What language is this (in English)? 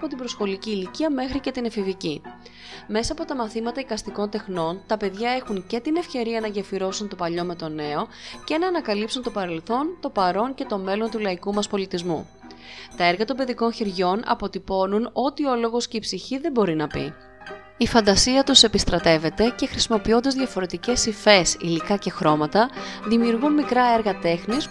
Greek